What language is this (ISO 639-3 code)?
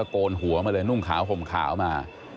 tha